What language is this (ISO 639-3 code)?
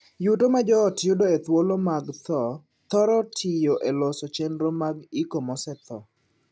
luo